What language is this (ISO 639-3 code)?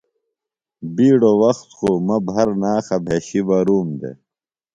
phl